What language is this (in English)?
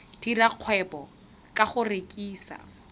Tswana